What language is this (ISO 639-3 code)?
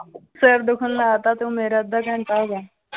pan